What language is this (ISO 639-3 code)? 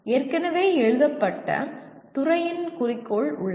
tam